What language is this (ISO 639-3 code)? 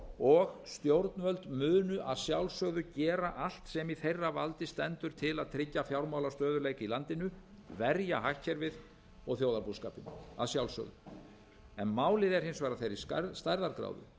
isl